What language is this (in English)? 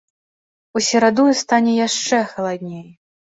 Belarusian